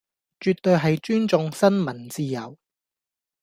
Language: Cantonese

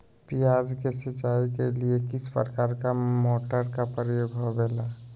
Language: Magahi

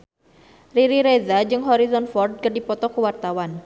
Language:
Sundanese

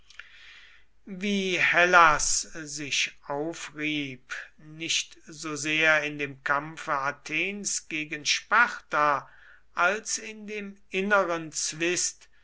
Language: German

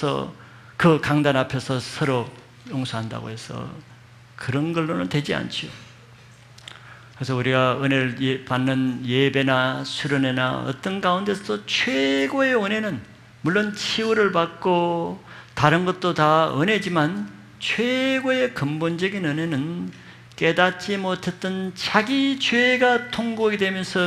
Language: Korean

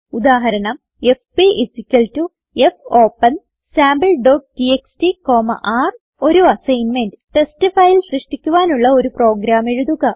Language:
Malayalam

